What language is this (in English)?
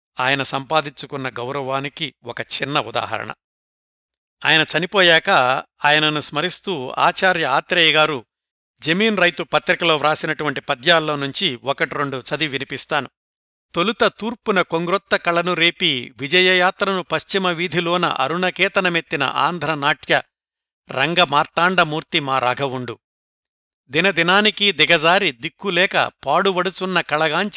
Telugu